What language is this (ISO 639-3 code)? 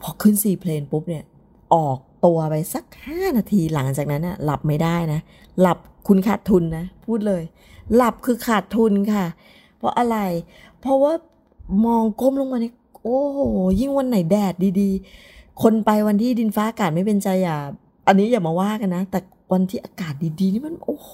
tha